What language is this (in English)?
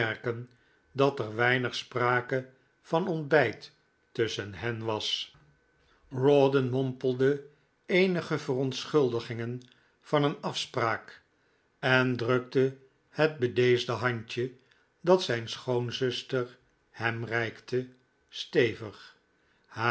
Dutch